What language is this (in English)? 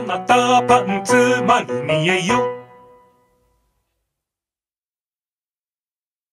Hungarian